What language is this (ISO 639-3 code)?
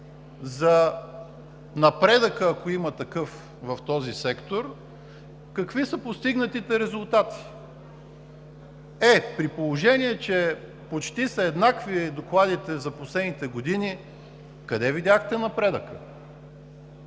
bul